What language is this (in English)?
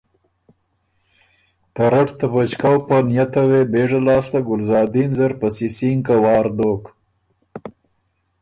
Ormuri